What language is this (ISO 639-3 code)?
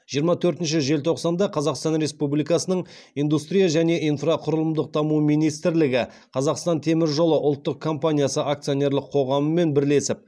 kaz